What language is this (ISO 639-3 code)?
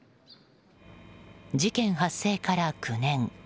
jpn